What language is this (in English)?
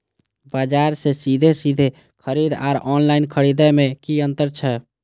Maithili